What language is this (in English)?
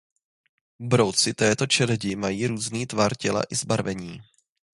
Czech